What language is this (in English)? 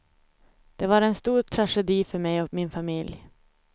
Swedish